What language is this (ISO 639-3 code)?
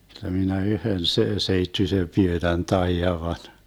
fin